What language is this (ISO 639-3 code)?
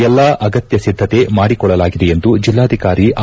kan